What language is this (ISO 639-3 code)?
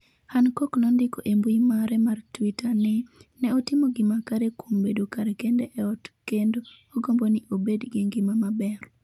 luo